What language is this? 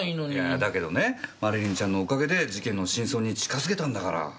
Japanese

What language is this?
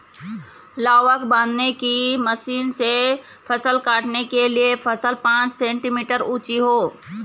Hindi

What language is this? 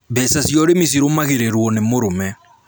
Kikuyu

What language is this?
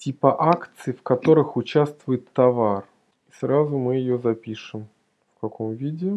Russian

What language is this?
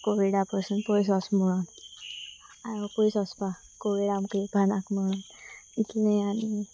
Konkani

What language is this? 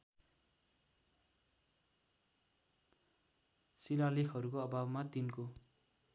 Nepali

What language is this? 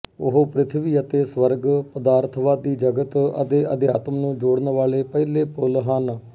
Punjabi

